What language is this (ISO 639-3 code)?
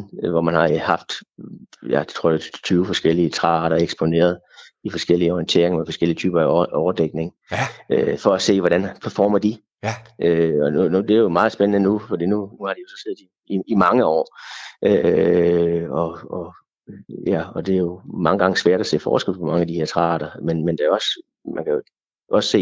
dan